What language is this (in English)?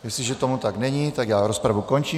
Czech